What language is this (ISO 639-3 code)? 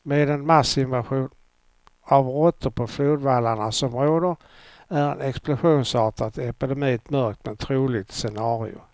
swe